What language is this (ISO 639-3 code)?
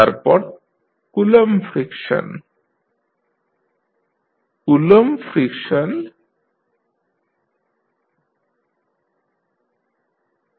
ben